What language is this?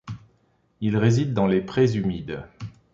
French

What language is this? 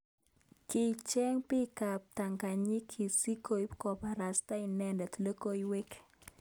Kalenjin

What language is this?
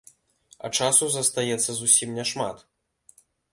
Belarusian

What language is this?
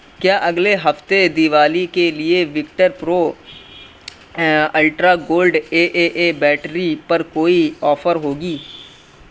Urdu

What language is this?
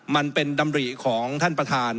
Thai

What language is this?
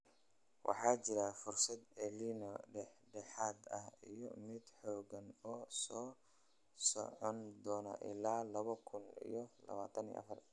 Somali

